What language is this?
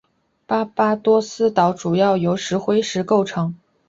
Chinese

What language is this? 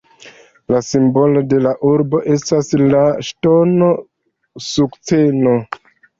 Esperanto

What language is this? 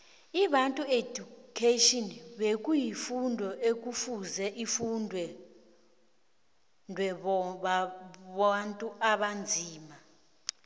South Ndebele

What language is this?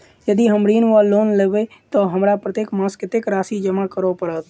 Maithili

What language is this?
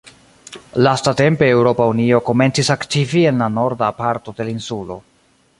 Esperanto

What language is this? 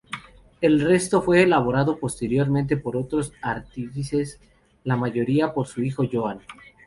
Spanish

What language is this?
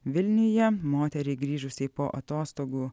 Lithuanian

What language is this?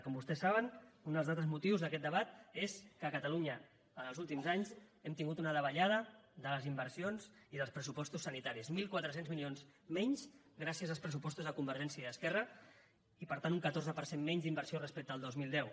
Catalan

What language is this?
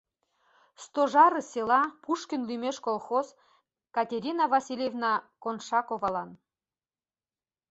Mari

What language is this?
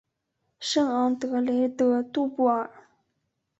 Chinese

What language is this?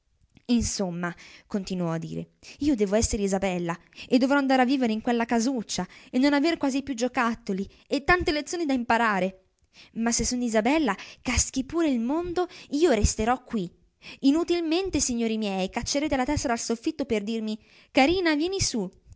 Italian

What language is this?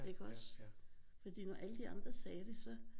Danish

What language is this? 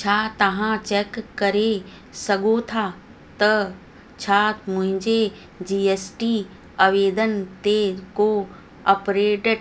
Sindhi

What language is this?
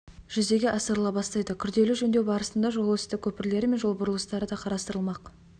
Kazakh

